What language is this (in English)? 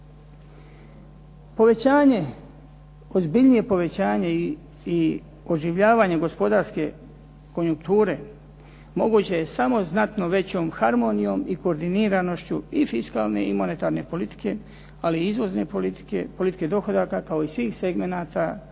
Croatian